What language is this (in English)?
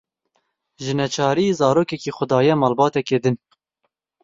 Kurdish